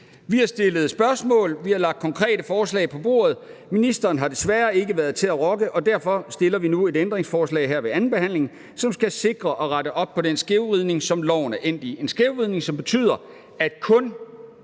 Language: Danish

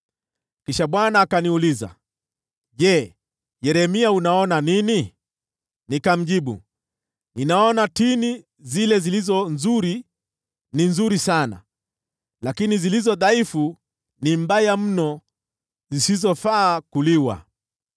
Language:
Swahili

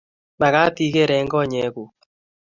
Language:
Kalenjin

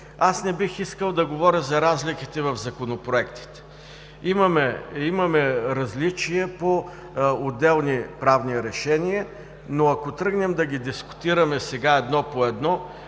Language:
Bulgarian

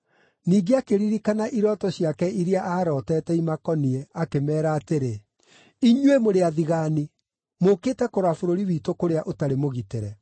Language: Kikuyu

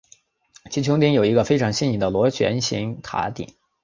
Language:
Chinese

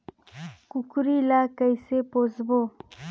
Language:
Chhattisgarhi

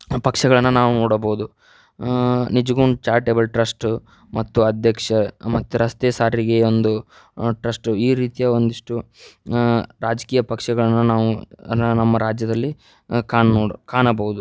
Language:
Kannada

